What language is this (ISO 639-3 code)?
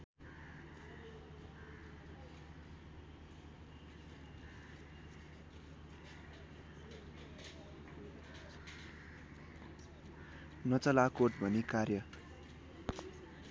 nep